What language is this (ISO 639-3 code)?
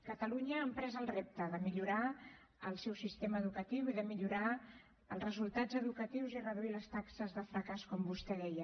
cat